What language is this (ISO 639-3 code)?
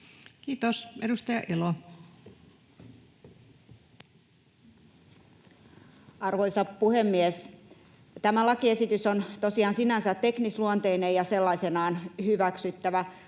fin